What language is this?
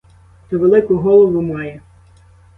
Ukrainian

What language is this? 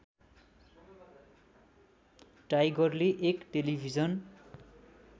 Nepali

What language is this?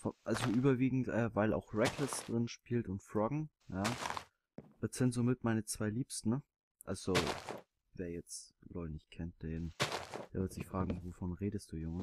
German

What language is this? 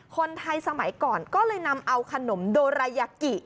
Thai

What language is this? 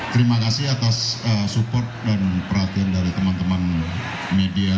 Indonesian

